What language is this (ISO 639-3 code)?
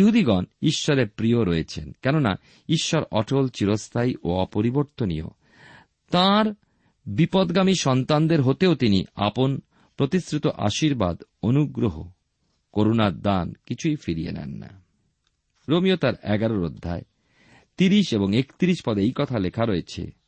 ben